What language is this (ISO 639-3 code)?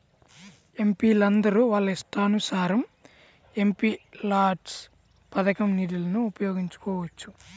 tel